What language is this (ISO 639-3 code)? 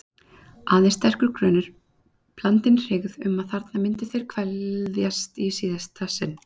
isl